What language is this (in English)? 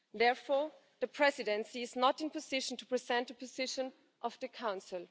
English